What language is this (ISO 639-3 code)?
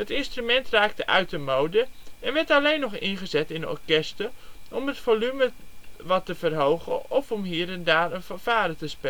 nld